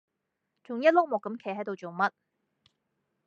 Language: Cantonese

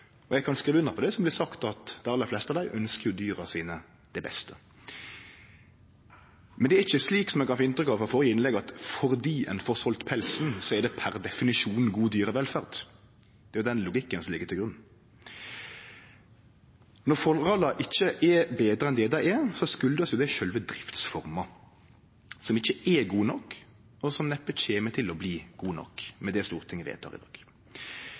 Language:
Norwegian Nynorsk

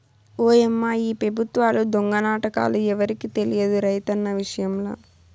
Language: Telugu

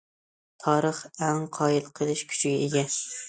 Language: Uyghur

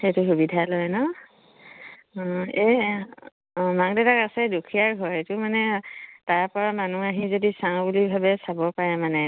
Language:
Assamese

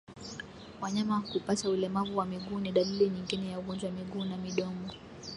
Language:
Swahili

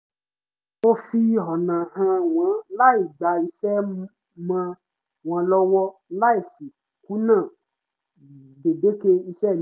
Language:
Yoruba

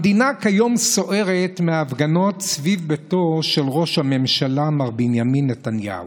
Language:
Hebrew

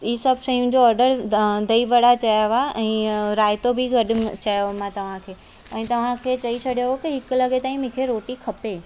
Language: Sindhi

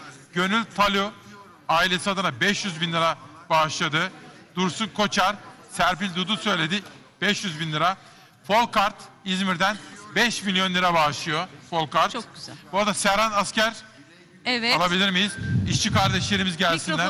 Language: Turkish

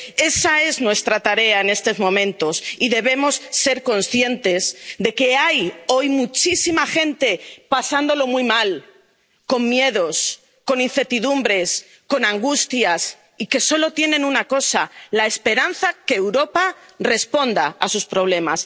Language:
Spanish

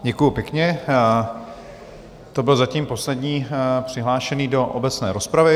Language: Czech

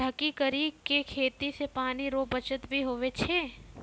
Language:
Maithili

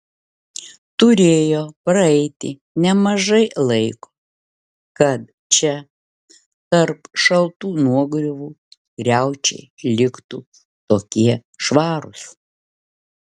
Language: Lithuanian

